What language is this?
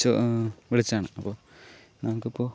Malayalam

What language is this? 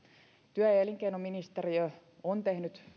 Finnish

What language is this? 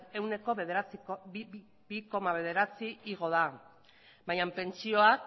Basque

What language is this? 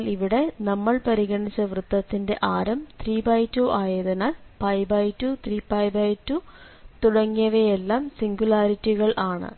Malayalam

